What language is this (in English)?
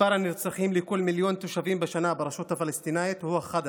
Hebrew